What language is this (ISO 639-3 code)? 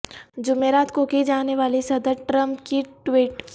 urd